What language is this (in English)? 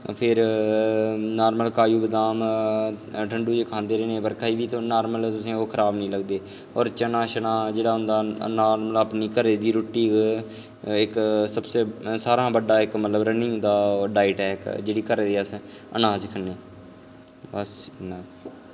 Dogri